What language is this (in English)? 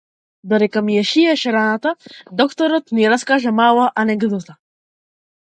Macedonian